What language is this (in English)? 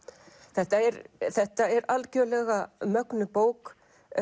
Icelandic